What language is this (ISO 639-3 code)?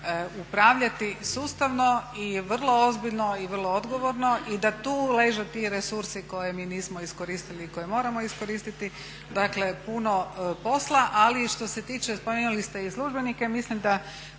hrv